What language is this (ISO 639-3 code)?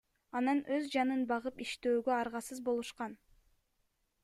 kir